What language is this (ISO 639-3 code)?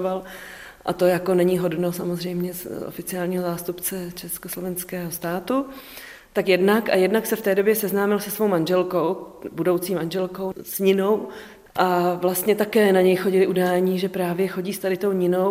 ces